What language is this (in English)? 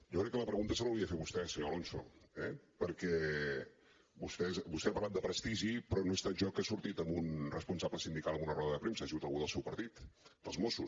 Catalan